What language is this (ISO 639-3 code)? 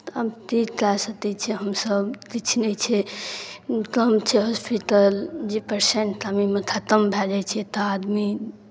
mai